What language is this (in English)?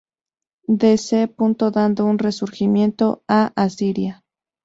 Spanish